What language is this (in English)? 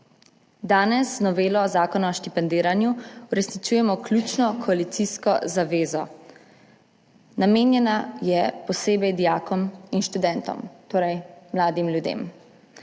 Slovenian